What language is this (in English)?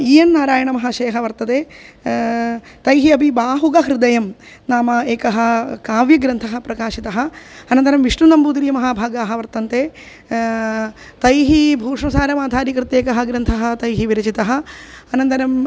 Sanskrit